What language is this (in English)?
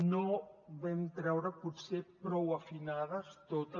Catalan